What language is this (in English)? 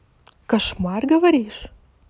Russian